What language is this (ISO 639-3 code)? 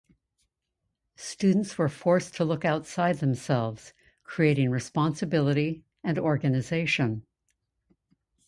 eng